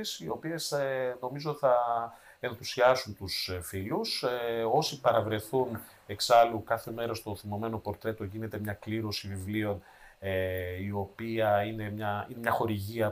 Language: Greek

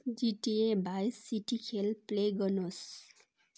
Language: Nepali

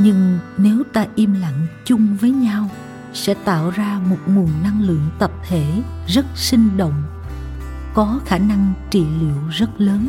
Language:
Vietnamese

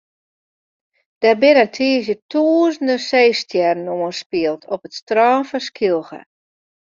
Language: Western Frisian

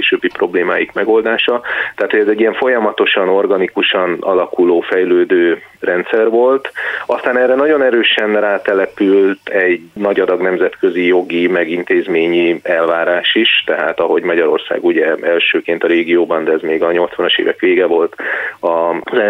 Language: Hungarian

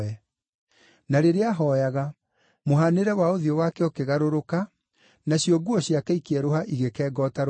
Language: Kikuyu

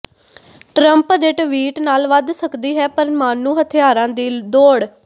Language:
Punjabi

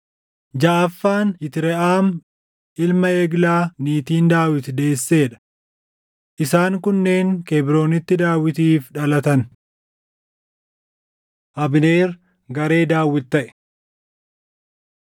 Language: Oromo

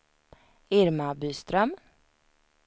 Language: Swedish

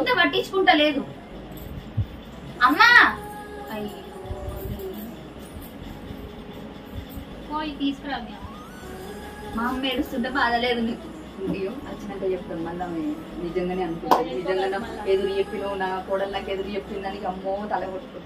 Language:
Telugu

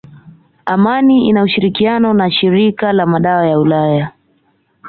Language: Swahili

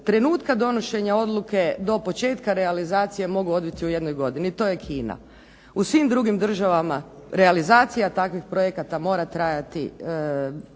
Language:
Croatian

